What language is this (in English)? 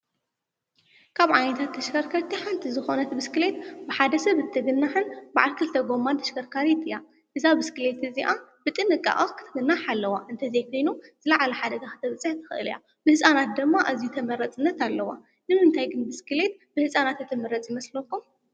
Tigrinya